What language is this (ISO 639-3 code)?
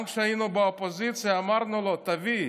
heb